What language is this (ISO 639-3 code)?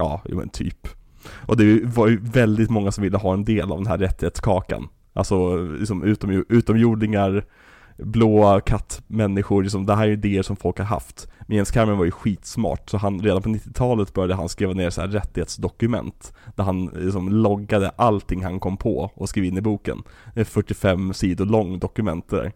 swe